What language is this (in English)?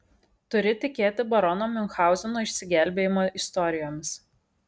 Lithuanian